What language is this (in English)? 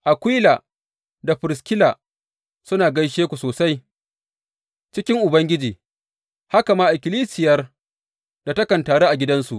Hausa